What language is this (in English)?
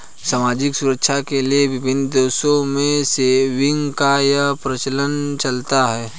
Hindi